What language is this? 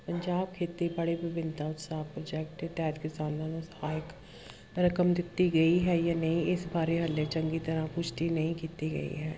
Punjabi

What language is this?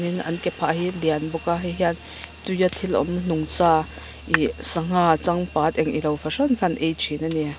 Mizo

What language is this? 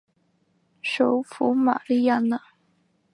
Chinese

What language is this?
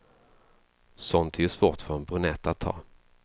Swedish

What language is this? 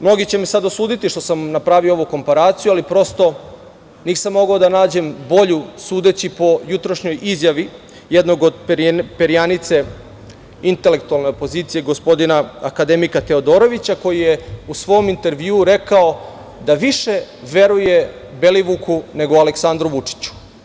Serbian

